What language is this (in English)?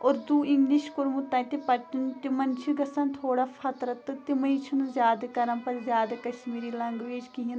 Kashmiri